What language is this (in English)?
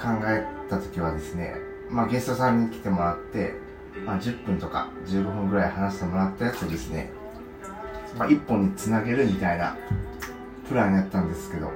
Japanese